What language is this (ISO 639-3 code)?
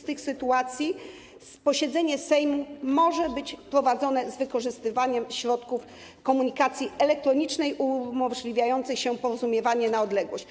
pol